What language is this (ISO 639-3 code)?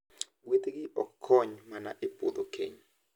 luo